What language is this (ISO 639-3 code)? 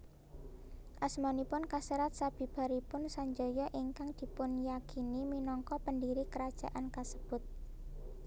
jav